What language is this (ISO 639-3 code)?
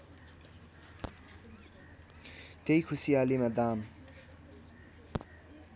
nep